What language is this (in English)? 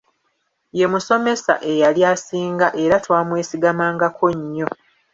Ganda